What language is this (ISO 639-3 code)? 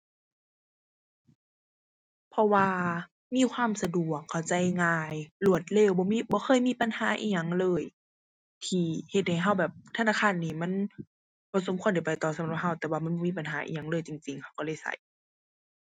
tha